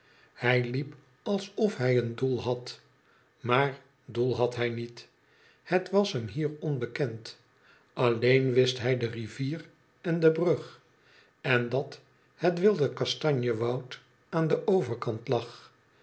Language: Dutch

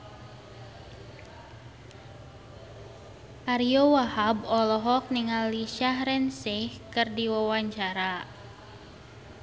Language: Sundanese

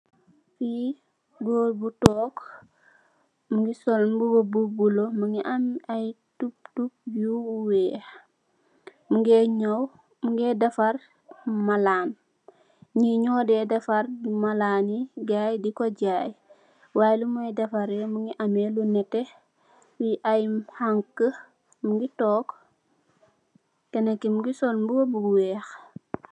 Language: Wolof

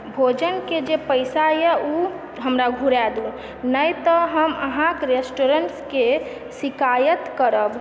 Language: Maithili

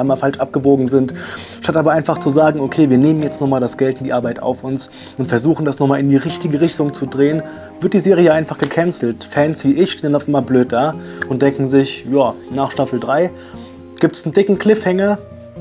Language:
German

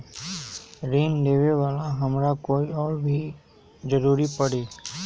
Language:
Magahi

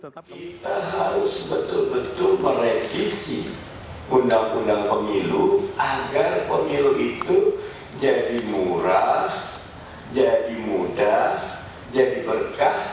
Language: Indonesian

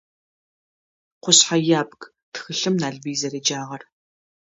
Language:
Adyghe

